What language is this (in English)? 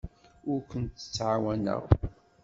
Kabyle